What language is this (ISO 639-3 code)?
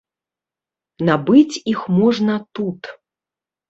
bel